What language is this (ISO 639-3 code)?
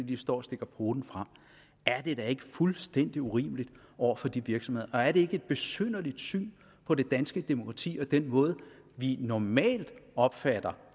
dan